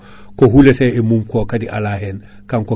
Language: Fula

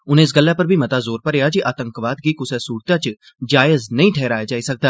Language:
Dogri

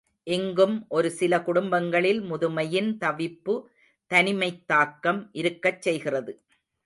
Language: Tamil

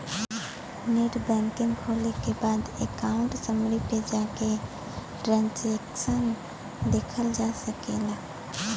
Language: Bhojpuri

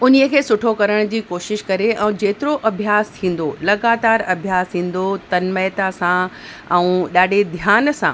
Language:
Sindhi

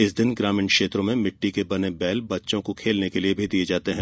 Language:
Hindi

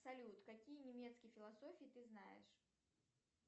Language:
Russian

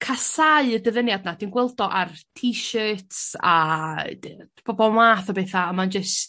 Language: Welsh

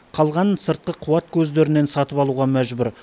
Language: Kazakh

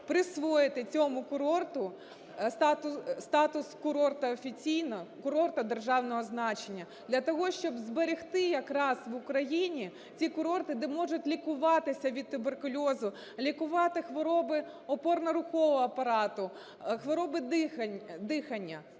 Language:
Ukrainian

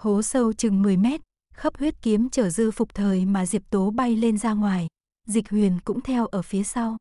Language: Vietnamese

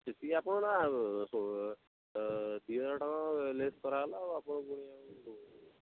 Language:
Odia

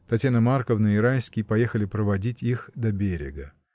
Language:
Russian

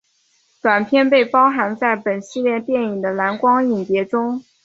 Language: Chinese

